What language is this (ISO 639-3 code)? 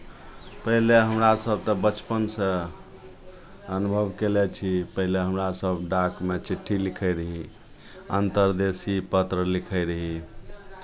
mai